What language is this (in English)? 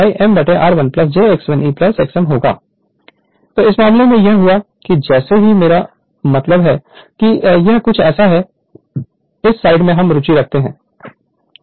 Hindi